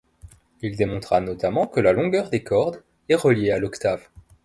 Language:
French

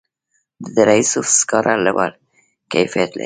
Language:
Pashto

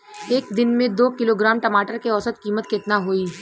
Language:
Bhojpuri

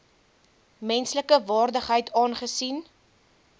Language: Afrikaans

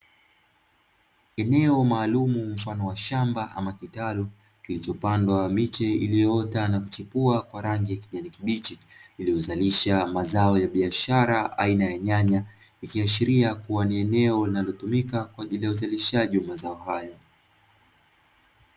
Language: Swahili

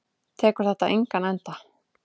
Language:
Icelandic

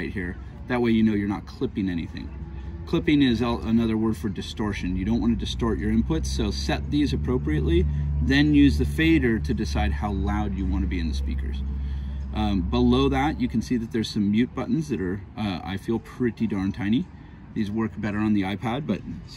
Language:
English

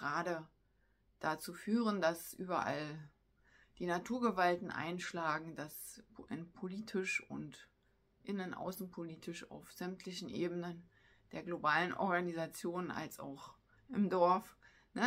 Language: German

